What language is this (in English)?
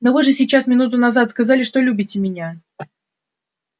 Russian